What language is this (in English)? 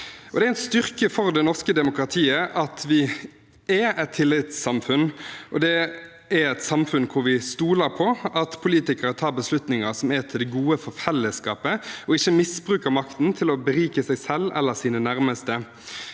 Norwegian